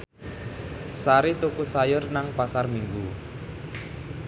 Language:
Javanese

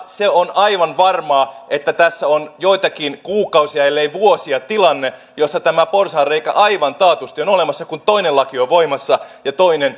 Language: Finnish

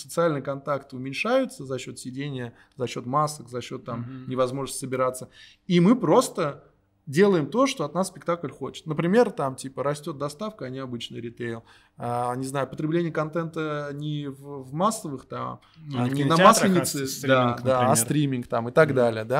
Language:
Russian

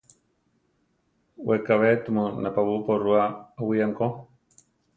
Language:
Central Tarahumara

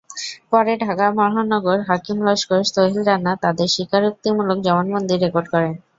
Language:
Bangla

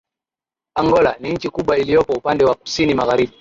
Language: Swahili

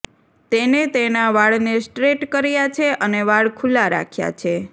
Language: Gujarati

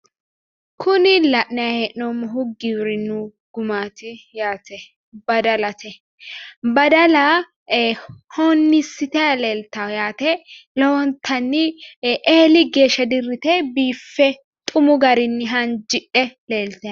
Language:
Sidamo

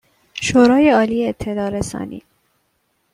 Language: Persian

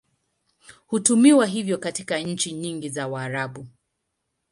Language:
Swahili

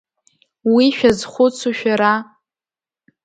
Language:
Abkhazian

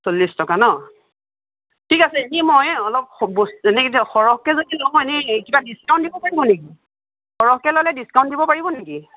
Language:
Assamese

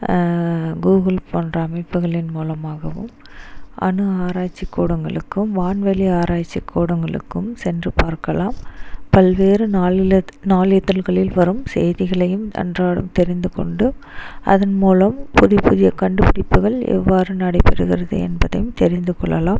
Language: Tamil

